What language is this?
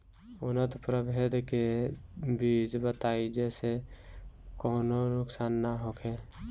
Bhojpuri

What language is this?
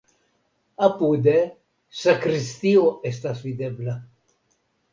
Esperanto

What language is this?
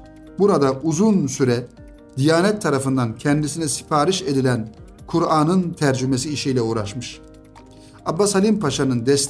Turkish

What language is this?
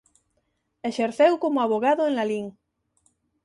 Galician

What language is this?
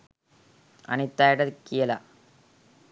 Sinhala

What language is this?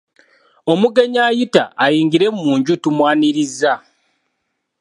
Ganda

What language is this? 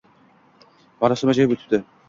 Uzbek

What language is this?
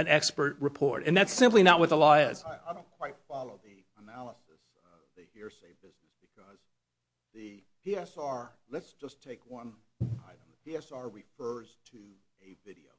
English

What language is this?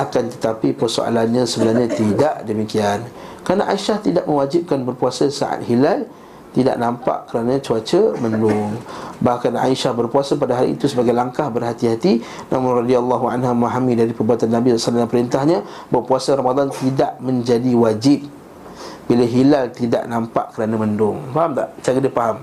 Malay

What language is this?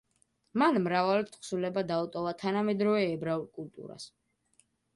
Georgian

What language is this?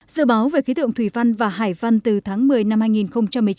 Vietnamese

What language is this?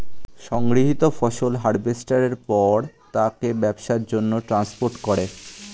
Bangla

